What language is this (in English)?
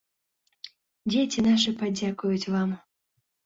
Belarusian